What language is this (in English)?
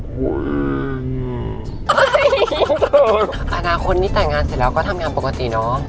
Thai